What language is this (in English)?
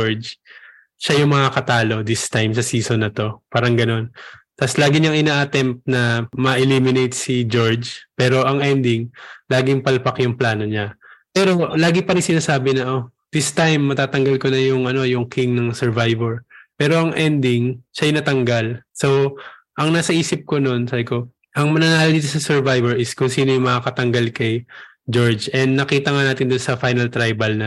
Filipino